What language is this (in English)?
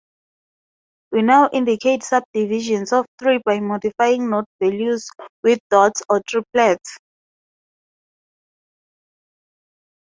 English